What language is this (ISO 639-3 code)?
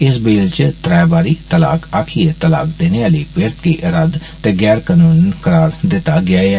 doi